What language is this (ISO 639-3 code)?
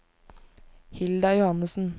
nor